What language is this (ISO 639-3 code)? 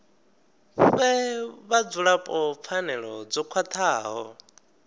ven